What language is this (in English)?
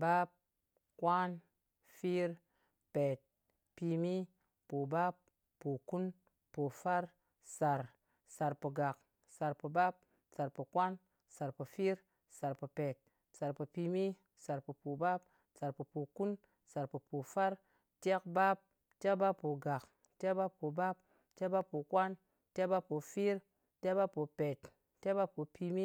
Ngas